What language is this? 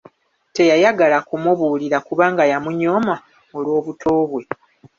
Ganda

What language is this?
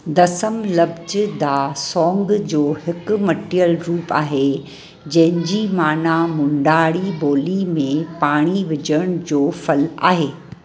Sindhi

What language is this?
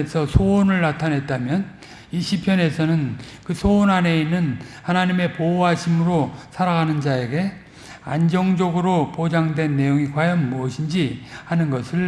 Korean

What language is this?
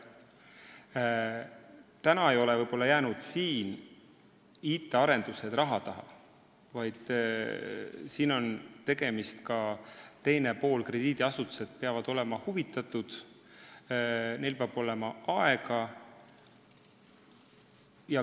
Estonian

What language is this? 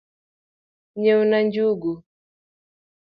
Luo (Kenya and Tanzania)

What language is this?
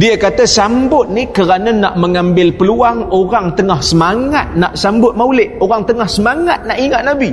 Malay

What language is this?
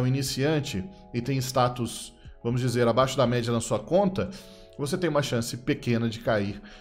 Portuguese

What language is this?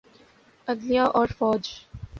Urdu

